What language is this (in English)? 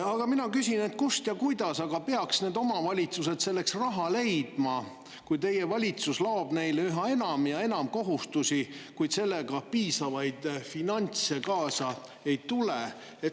Estonian